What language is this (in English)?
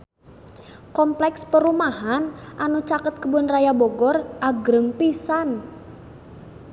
Sundanese